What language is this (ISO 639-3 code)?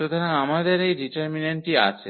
ben